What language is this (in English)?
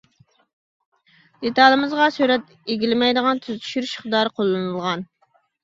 Uyghur